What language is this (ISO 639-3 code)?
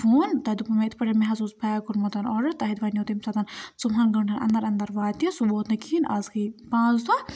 kas